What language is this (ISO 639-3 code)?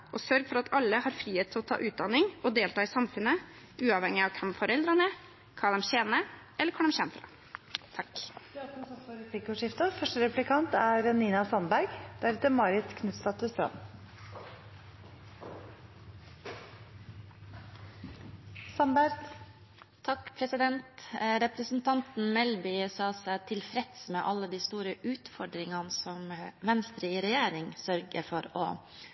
nob